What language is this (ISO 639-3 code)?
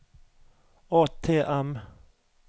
nor